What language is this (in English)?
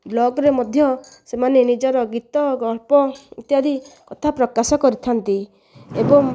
Odia